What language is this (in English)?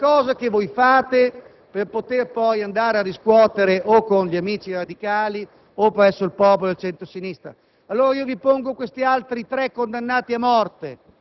Italian